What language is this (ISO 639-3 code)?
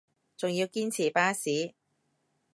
yue